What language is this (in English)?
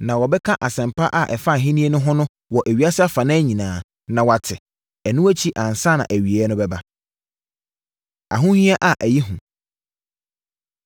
Akan